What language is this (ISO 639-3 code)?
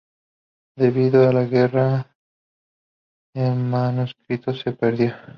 spa